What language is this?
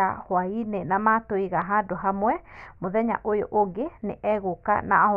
Kikuyu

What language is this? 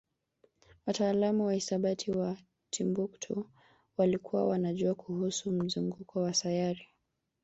Swahili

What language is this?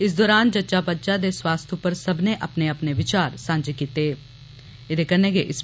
Dogri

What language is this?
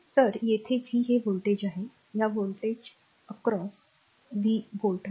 Marathi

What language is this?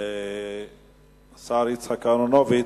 Hebrew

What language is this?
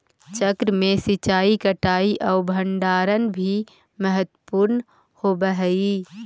Magahi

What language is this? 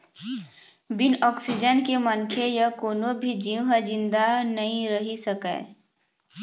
Chhattisgarhi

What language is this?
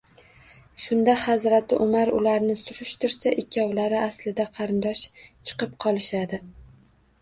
Uzbek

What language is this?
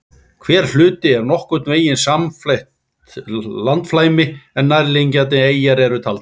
Icelandic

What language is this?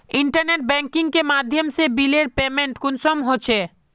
Magahi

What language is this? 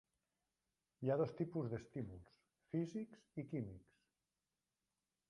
Catalan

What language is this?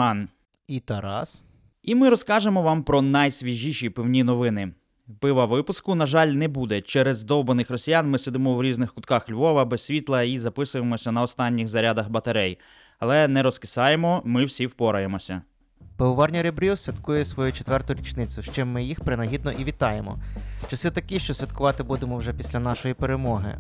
Ukrainian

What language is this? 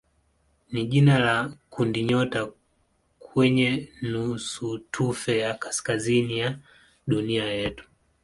Swahili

